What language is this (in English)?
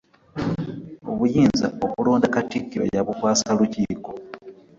Ganda